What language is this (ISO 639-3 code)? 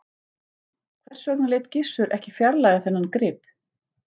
isl